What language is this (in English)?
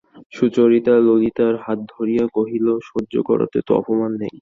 Bangla